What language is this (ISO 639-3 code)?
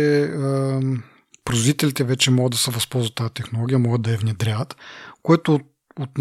bul